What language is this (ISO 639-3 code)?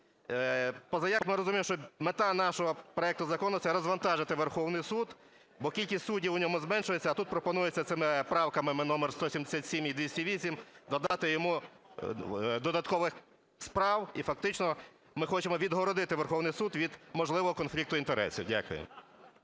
ukr